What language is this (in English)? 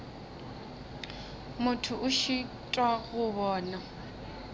Northern Sotho